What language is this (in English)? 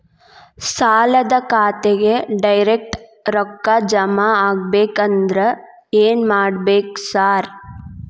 Kannada